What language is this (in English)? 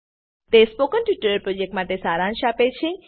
Gujarati